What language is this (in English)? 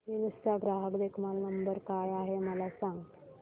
Marathi